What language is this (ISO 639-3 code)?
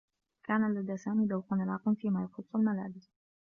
ara